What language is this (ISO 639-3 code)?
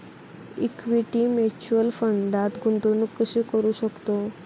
mar